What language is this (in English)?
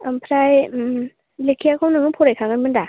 Bodo